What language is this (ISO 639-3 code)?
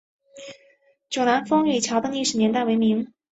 zho